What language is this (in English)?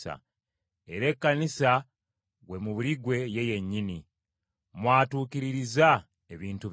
Ganda